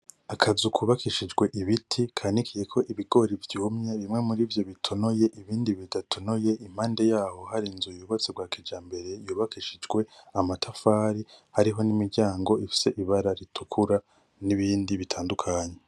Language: Rundi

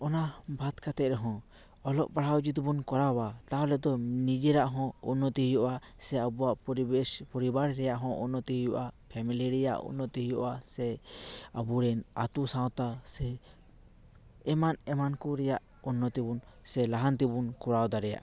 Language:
Santali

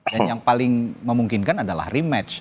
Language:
Indonesian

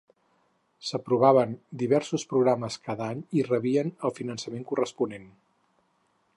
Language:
Catalan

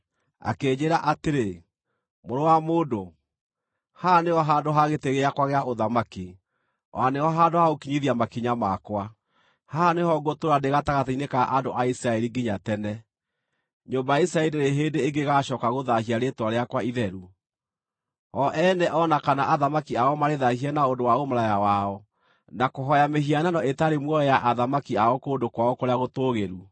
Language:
Kikuyu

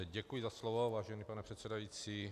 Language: Czech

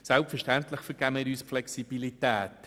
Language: Swiss German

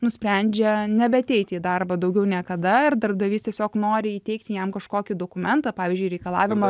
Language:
Lithuanian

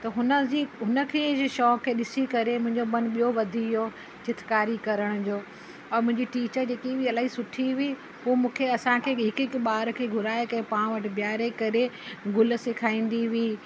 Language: Sindhi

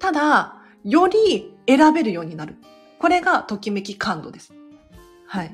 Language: Japanese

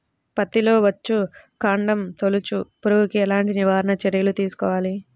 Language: Telugu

